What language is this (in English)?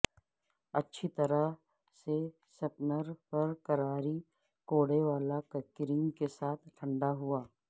Urdu